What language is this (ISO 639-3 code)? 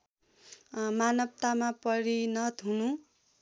nep